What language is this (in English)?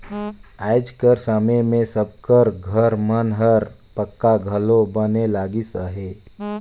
Chhattisgarhi